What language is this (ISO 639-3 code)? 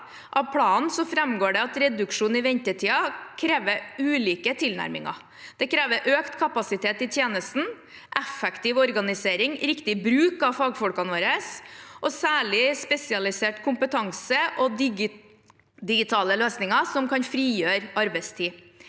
nor